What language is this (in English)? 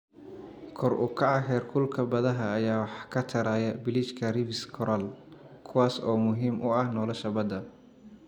Somali